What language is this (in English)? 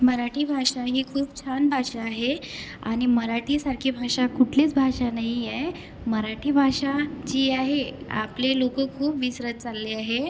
Marathi